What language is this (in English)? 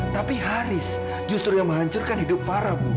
Indonesian